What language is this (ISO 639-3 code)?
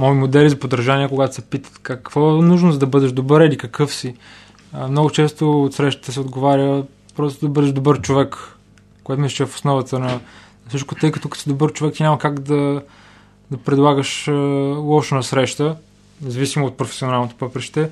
bul